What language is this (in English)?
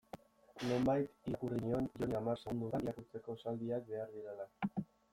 Basque